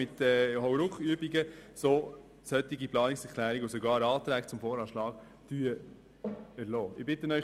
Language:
Swiss German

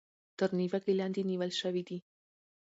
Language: Pashto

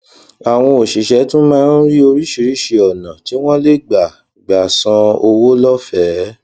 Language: Yoruba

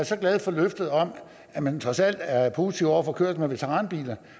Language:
Danish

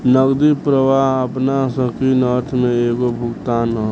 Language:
Bhojpuri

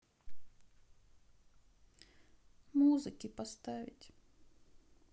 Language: Russian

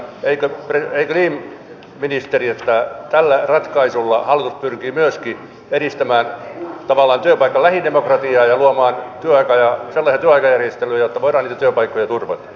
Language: Finnish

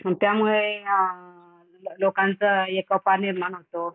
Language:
Marathi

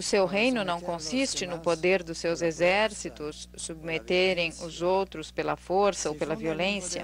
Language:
Portuguese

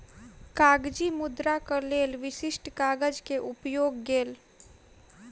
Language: Maithili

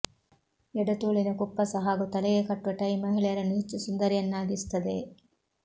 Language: Kannada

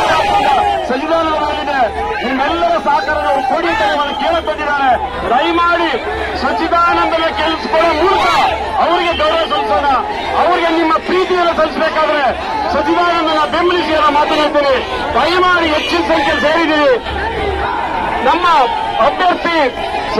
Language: Arabic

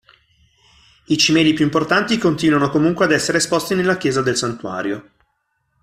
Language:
Italian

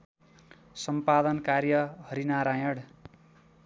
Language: Nepali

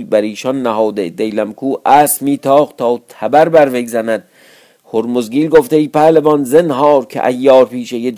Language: Persian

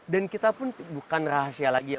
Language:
Indonesian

